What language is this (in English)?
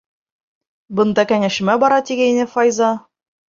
Bashkir